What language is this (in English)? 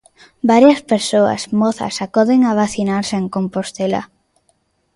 Galician